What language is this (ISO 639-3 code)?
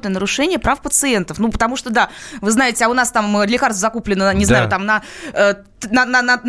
rus